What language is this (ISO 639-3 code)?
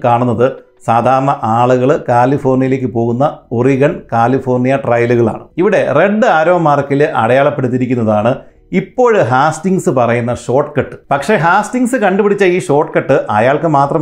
mal